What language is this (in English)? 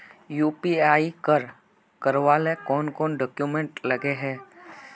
Magahi